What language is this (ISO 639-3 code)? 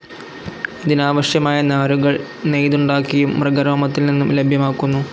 mal